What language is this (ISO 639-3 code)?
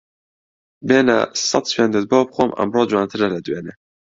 ckb